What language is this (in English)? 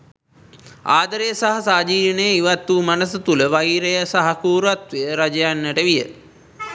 Sinhala